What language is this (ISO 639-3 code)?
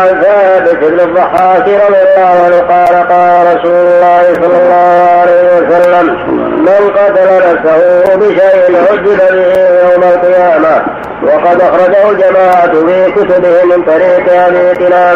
ara